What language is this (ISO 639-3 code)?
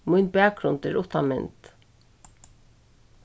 fao